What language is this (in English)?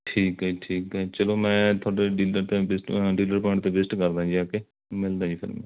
Punjabi